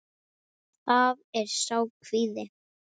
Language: Icelandic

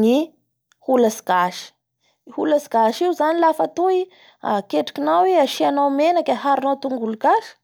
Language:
Bara Malagasy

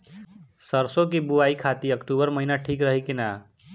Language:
Bhojpuri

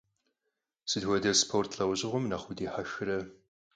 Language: Kabardian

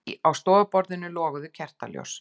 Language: Icelandic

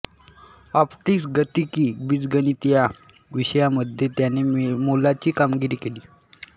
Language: Marathi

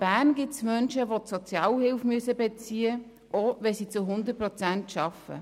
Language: Swiss German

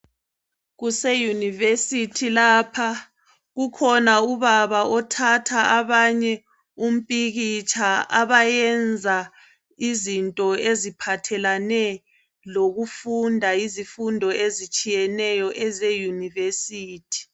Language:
North Ndebele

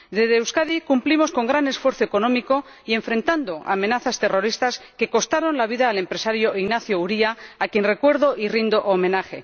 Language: Spanish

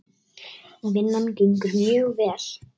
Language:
Icelandic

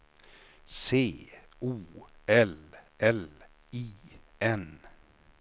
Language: Swedish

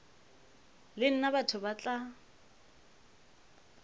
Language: Northern Sotho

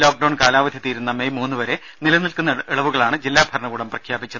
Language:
Malayalam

